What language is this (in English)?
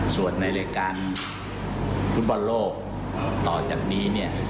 Thai